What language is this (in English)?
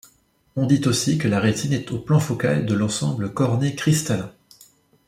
French